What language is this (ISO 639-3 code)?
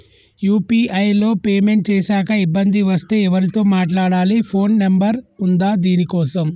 tel